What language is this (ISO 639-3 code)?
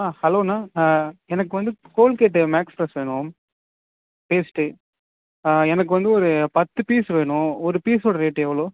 tam